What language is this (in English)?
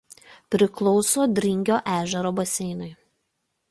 Lithuanian